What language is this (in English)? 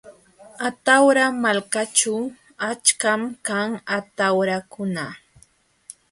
Jauja Wanca Quechua